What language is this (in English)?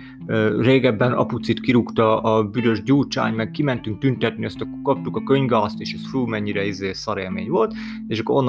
Hungarian